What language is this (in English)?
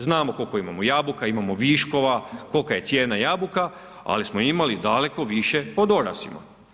Croatian